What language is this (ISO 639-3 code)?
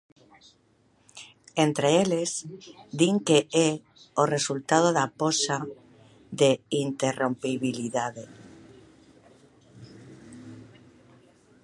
glg